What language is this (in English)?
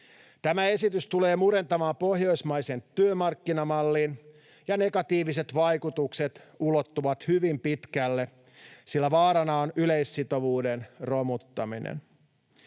Finnish